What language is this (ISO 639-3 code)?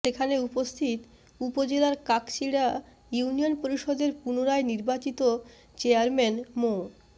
ben